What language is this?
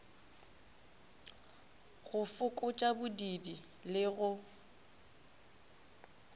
Northern Sotho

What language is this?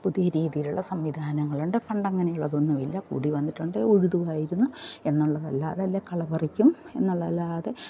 Malayalam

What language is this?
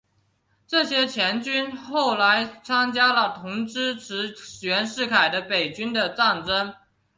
Chinese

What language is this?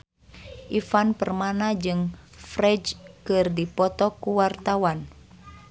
Sundanese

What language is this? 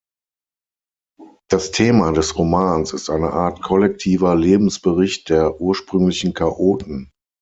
German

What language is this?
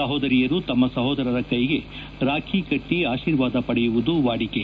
Kannada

